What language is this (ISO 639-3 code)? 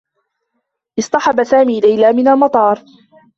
ara